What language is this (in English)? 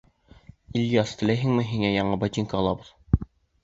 Bashkir